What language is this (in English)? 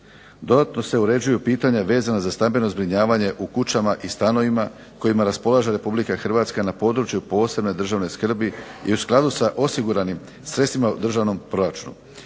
Croatian